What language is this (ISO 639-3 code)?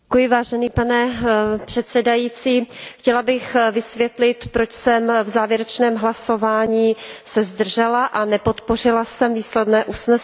ces